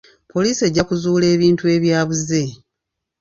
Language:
Ganda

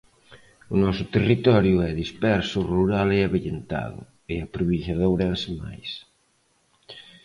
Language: Galician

